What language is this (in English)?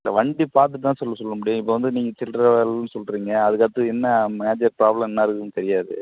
Tamil